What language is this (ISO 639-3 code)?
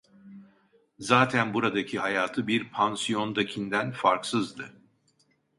tur